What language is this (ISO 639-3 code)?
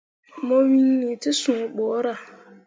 mua